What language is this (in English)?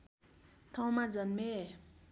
Nepali